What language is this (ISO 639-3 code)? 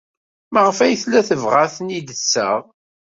kab